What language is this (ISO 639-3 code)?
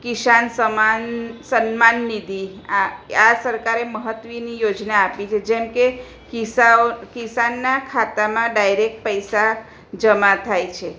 guj